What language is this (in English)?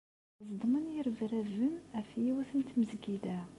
Kabyle